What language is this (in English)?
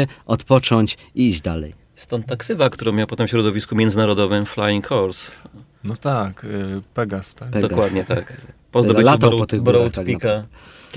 Polish